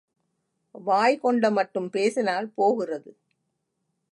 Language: Tamil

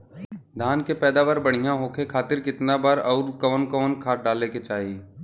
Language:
Bhojpuri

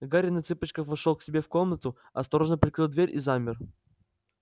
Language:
Russian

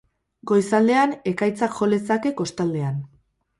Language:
Basque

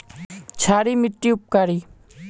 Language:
Magahi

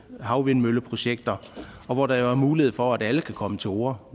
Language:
Danish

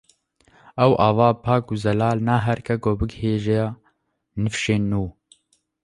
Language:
Kurdish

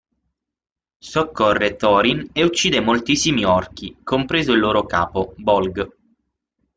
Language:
Italian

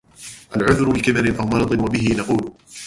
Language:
Arabic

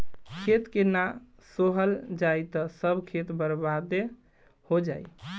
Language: Bhojpuri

